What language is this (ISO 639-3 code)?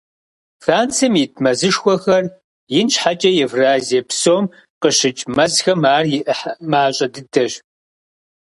kbd